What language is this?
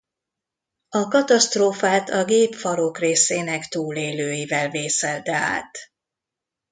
Hungarian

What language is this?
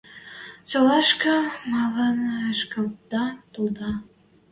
Western Mari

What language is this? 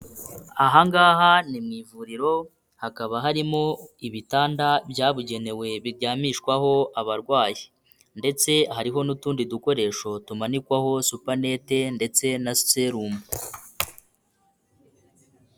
Kinyarwanda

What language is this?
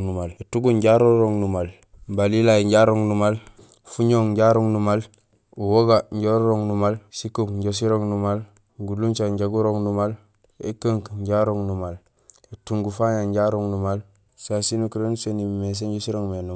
Gusilay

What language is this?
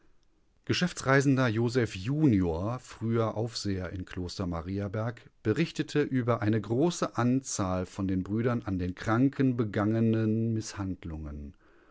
German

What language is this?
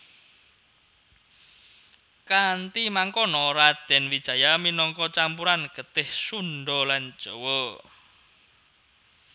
Javanese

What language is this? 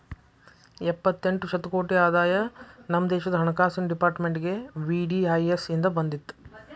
Kannada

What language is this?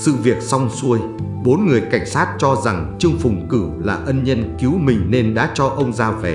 Vietnamese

